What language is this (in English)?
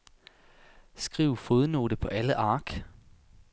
Danish